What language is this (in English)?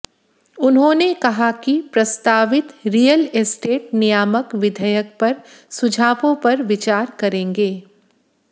Hindi